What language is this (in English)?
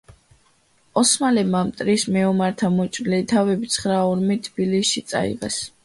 Georgian